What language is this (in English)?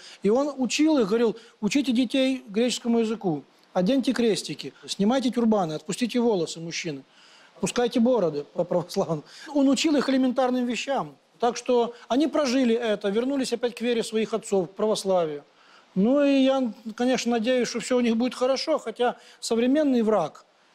Russian